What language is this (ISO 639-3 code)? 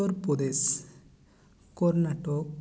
sat